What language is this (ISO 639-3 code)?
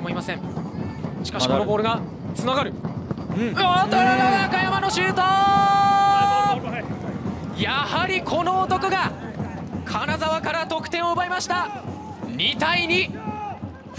jpn